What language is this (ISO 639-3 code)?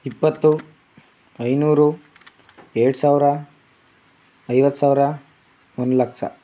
kan